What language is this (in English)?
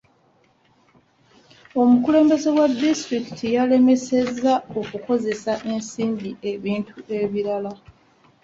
Ganda